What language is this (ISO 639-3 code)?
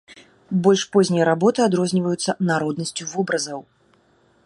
bel